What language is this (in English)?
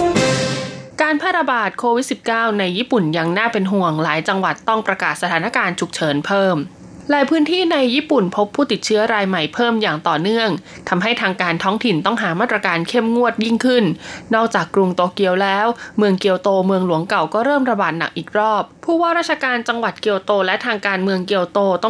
Thai